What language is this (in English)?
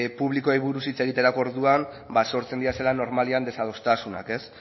Basque